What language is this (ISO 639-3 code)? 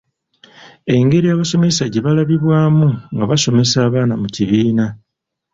lug